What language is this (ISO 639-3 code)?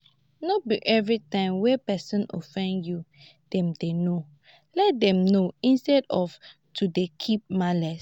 pcm